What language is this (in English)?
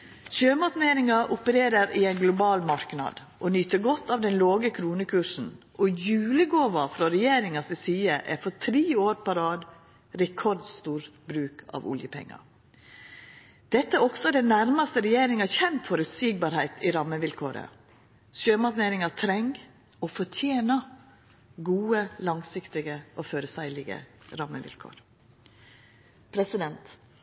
Norwegian Nynorsk